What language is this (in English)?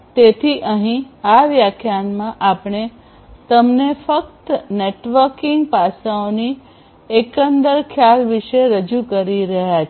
Gujarati